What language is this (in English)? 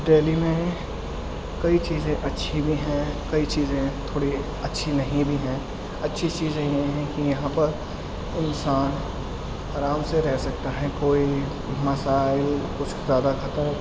Urdu